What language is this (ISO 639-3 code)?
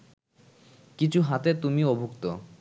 ben